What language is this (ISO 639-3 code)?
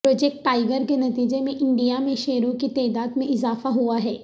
urd